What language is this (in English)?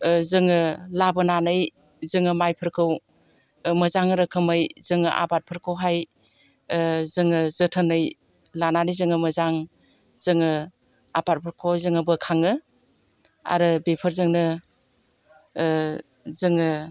Bodo